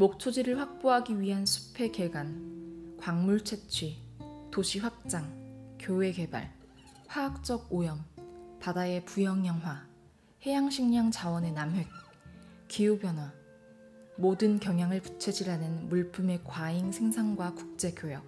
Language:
Korean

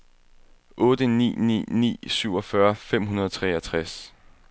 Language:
Danish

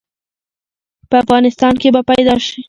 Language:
Pashto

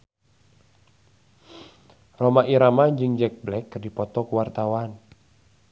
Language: Sundanese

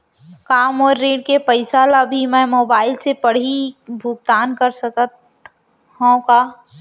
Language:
Chhattisgarhi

